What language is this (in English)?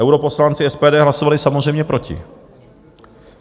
Czech